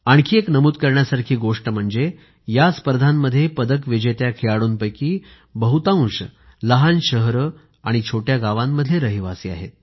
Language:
Marathi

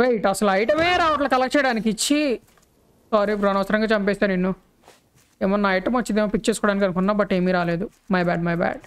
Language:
Telugu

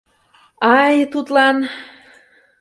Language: Mari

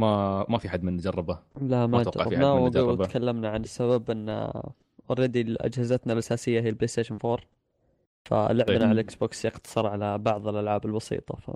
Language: Arabic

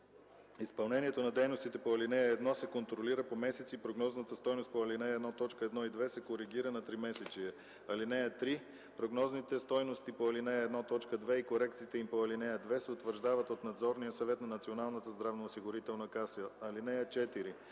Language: Bulgarian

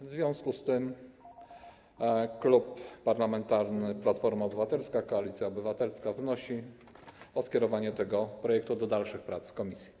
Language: Polish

